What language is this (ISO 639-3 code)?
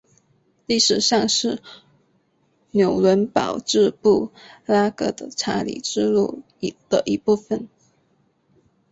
zho